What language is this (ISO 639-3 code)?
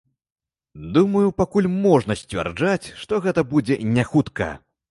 bel